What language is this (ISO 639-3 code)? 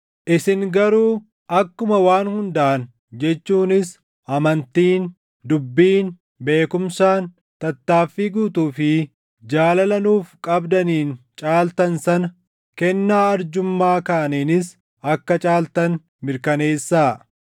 orm